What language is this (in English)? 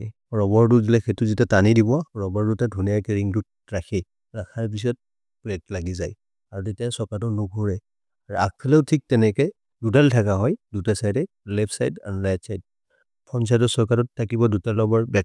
Maria (India)